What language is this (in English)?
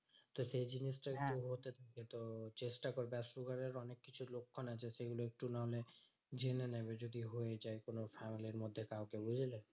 Bangla